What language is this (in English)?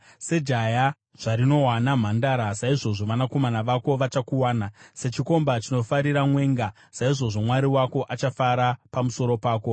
Shona